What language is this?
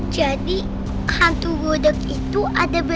Indonesian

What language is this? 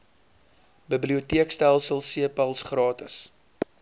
Afrikaans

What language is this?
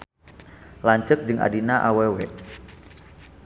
Sundanese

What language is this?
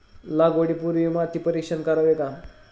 Marathi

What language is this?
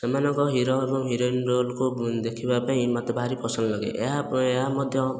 Odia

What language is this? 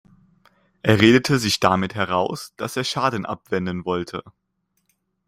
German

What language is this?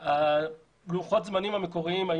Hebrew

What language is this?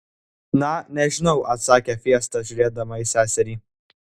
Lithuanian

